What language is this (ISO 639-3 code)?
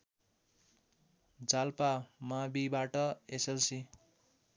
nep